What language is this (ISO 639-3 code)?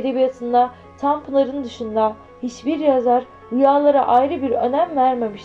tur